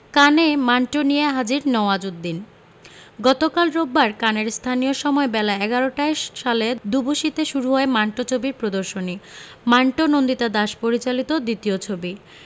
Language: Bangla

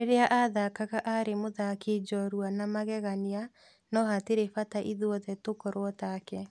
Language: Kikuyu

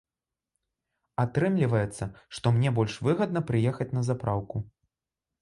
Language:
Belarusian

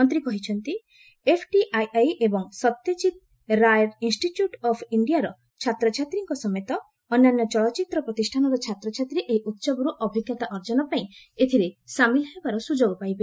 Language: Odia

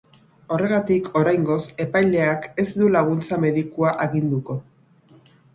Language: Basque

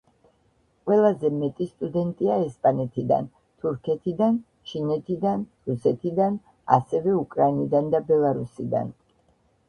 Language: Georgian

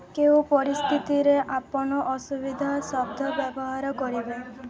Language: Odia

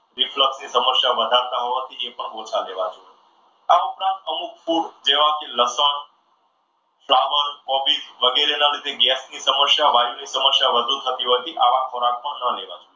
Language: Gujarati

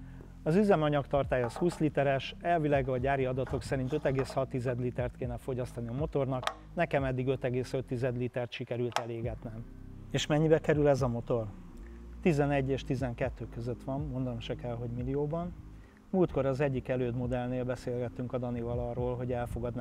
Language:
Hungarian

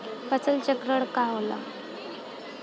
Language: Bhojpuri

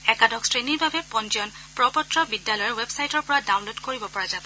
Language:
Assamese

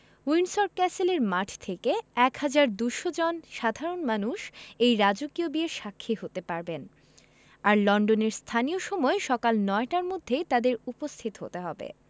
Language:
Bangla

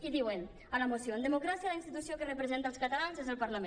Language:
Catalan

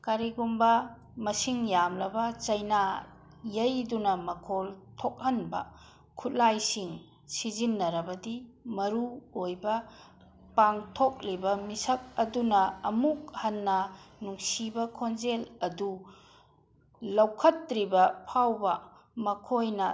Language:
Manipuri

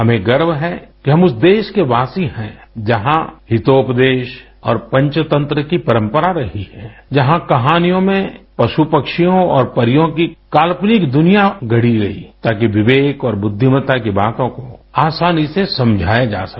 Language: Hindi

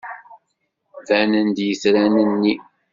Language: Kabyle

